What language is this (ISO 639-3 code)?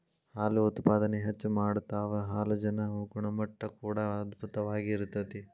kan